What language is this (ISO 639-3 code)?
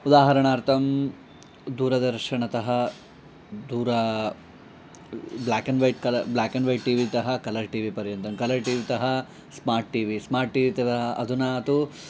san